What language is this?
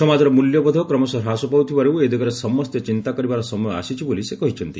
Odia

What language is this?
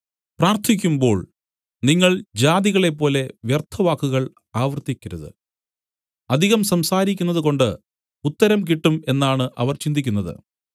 Malayalam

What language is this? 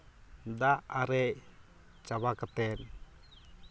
Santali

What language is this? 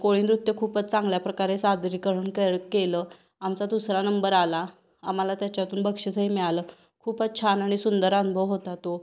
Marathi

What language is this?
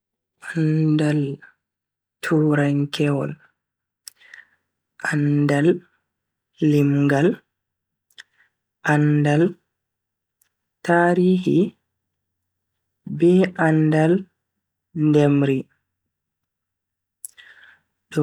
Bagirmi Fulfulde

